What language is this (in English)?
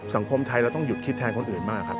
Thai